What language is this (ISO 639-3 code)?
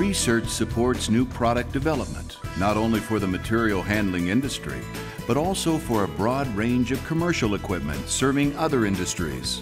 eng